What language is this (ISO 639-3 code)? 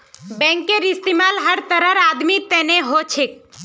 mag